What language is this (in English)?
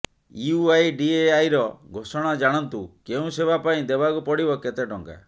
Odia